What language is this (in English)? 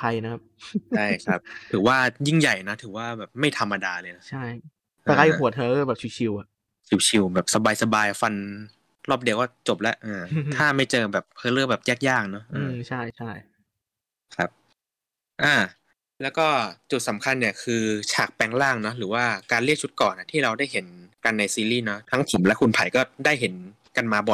Thai